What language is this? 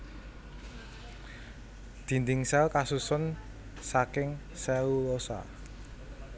Javanese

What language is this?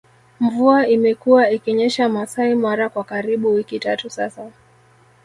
Swahili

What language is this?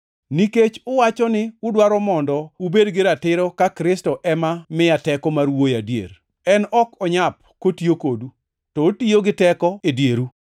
Luo (Kenya and Tanzania)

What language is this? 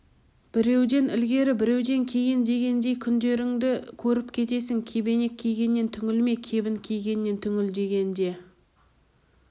Kazakh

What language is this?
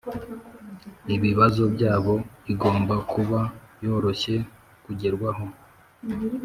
Kinyarwanda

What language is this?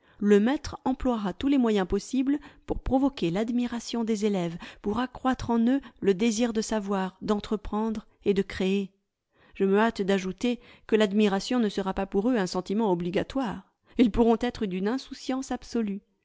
French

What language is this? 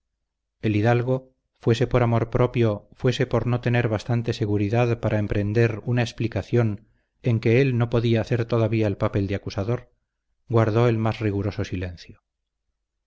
Spanish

